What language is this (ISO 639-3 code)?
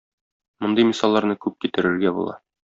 tat